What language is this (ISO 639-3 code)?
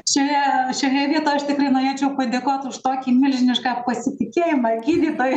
lit